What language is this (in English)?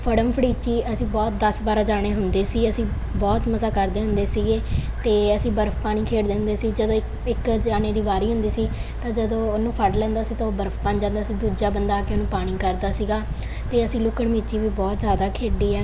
Punjabi